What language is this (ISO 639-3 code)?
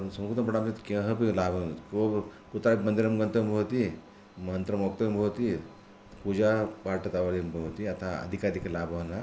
san